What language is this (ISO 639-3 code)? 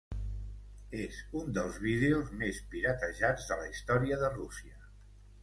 cat